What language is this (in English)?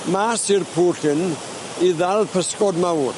Welsh